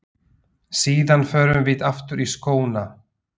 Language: Icelandic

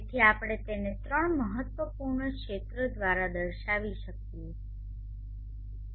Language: Gujarati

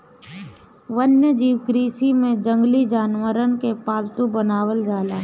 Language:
Bhojpuri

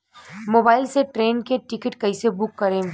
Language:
Bhojpuri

